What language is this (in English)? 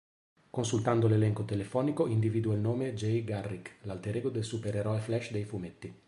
Italian